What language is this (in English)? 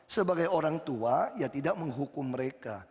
Indonesian